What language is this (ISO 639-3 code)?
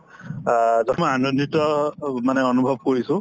asm